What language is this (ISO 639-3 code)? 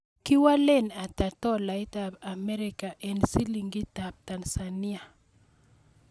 kln